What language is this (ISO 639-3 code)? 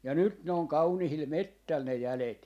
fin